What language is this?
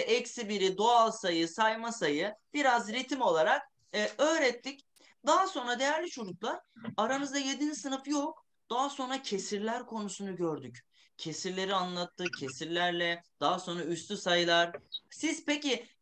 Turkish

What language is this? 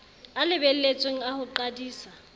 Southern Sotho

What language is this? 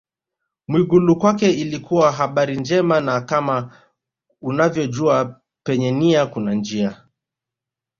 Swahili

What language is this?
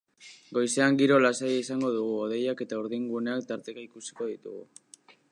Basque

